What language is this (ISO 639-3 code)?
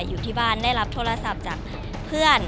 tha